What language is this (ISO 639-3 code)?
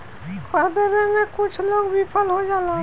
bho